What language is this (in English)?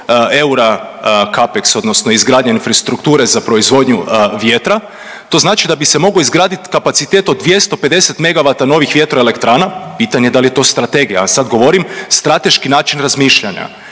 Croatian